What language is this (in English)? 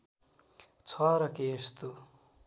Nepali